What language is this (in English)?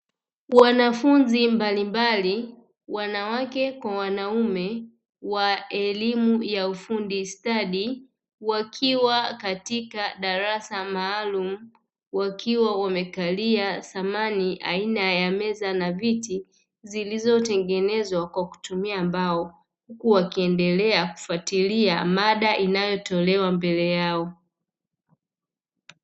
Swahili